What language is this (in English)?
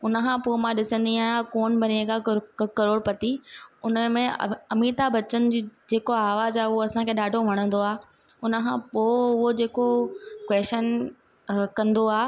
Sindhi